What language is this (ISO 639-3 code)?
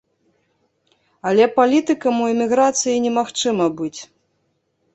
bel